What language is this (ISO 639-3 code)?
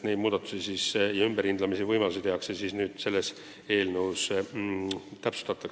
est